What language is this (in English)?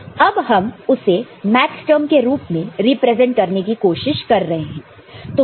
Hindi